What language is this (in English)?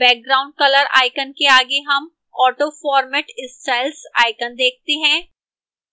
Hindi